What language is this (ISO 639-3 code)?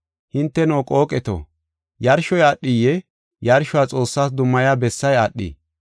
gof